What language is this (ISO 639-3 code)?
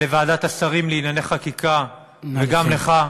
heb